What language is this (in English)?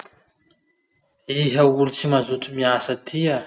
Masikoro Malagasy